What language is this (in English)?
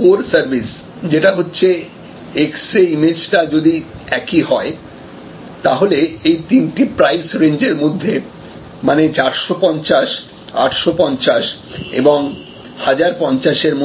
Bangla